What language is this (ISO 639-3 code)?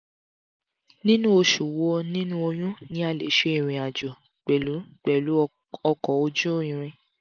yor